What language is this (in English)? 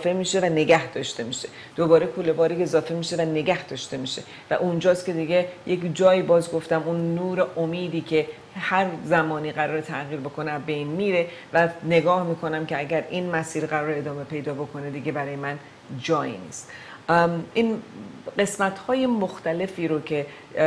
Persian